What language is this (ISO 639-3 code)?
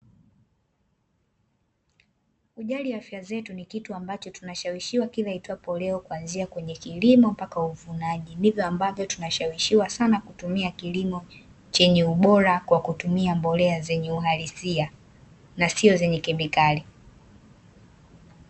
swa